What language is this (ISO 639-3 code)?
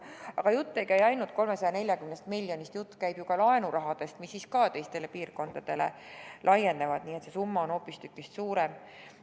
est